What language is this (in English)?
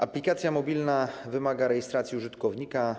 Polish